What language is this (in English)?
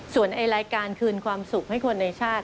Thai